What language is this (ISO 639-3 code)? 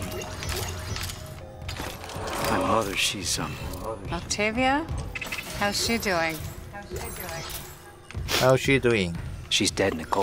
kor